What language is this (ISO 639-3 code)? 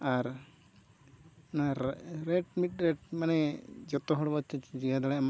sat